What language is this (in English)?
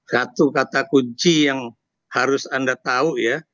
Indonesian